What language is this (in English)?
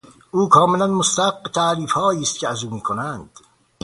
Persian